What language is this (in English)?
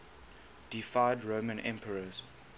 English